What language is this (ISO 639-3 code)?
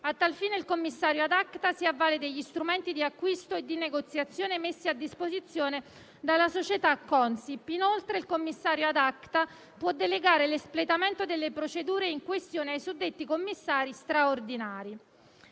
ita